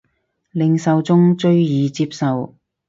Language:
Cantonese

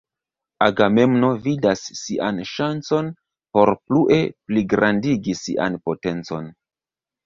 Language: Esperanto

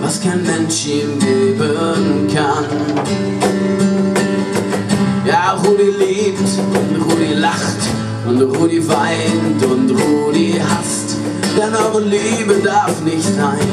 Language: German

